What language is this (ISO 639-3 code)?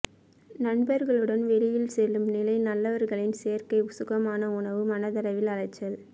tam